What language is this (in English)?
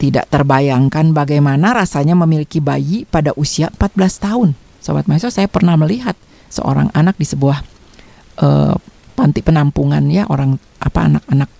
Indonesian